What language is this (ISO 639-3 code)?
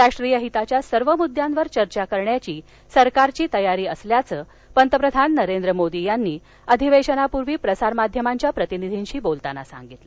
mar